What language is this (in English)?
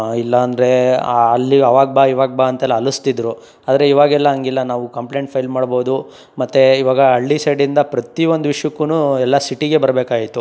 Kannada